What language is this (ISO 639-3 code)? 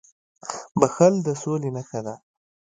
pus